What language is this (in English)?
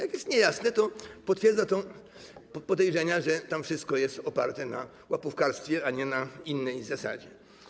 Polish